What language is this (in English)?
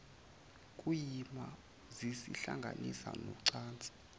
Zulu